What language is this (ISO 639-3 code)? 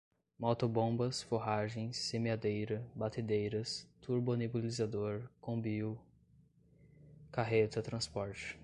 por